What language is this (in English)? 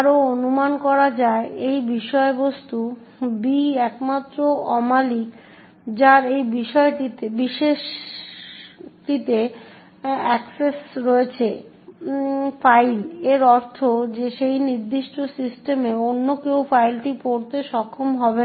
Bangla